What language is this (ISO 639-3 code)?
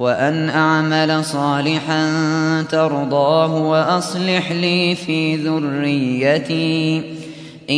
ara